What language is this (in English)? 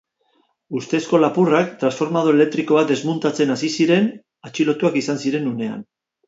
Basque